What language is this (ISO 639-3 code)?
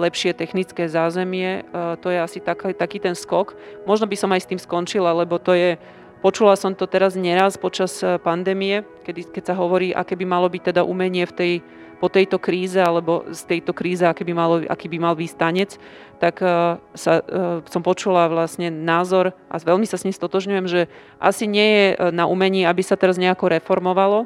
slk